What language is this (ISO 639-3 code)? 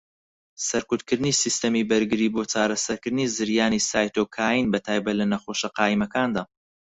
ckb